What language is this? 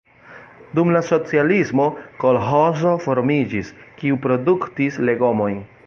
Esperanto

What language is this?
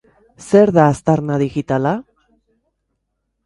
Basque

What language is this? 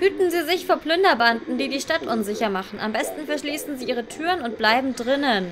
German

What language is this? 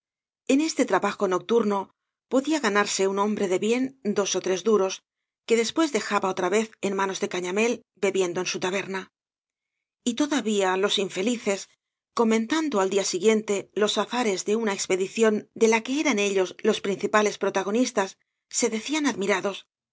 Spanish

